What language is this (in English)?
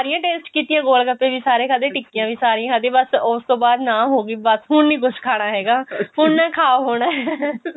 Punjabi